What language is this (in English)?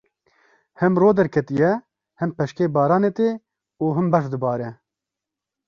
Kurdish